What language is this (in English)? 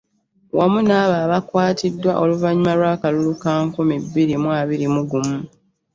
Ganda